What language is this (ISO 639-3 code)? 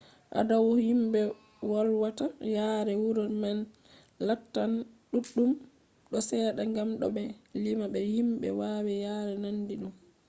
ful